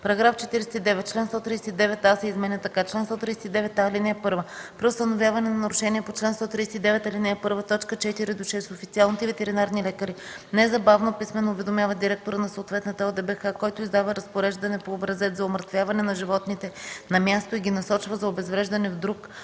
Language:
Bulgarian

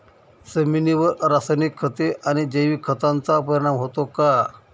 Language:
Marathi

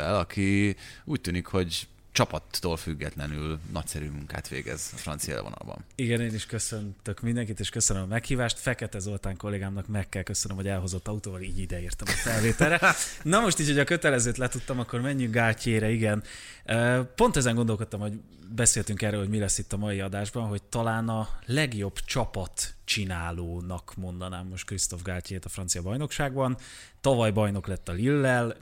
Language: Hungarian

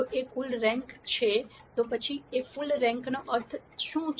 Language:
Gujarati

